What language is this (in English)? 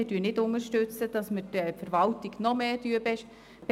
Swiss German